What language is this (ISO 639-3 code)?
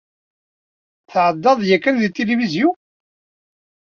kab